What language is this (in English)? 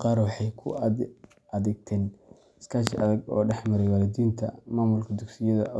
Somali